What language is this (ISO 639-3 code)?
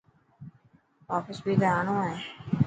mki